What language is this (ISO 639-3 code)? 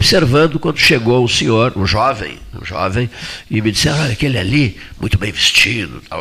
por